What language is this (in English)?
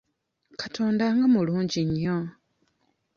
Ganda